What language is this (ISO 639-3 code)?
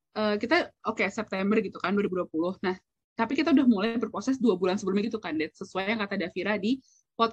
ind